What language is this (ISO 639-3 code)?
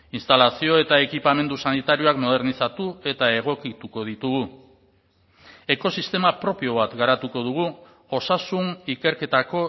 eus